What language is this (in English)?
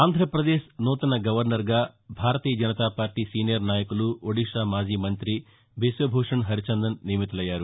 Telugu